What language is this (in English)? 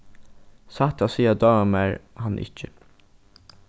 Faroese